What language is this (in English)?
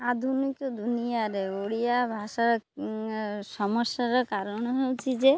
Odia